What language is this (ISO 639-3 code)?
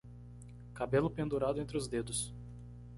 por